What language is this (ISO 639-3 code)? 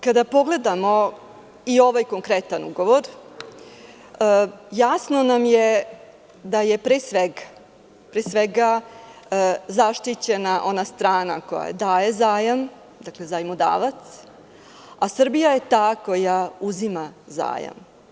srp